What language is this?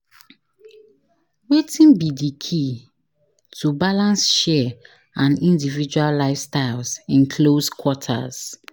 Nigerian Pidgin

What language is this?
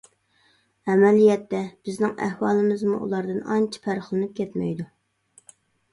Uyghur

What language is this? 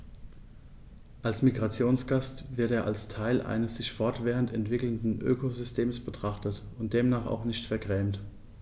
German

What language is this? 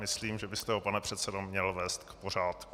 Czech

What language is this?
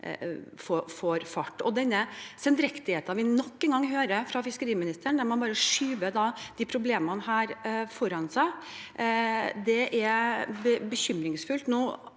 Norwegian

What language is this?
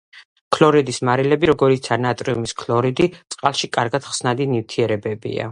Georgian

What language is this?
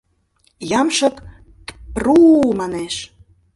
Mari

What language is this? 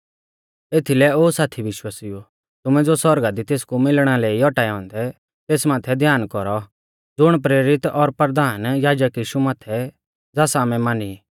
Mahasu Pahari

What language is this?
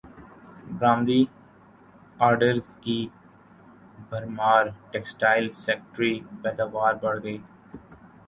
Urdu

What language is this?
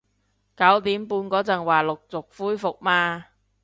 Cantonese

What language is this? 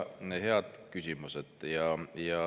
Estonian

